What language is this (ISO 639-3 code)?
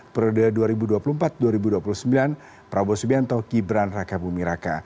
ind